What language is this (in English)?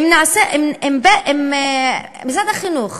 Hebrew